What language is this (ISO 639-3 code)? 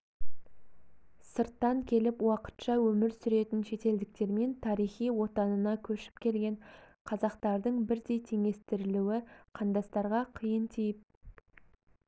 kaz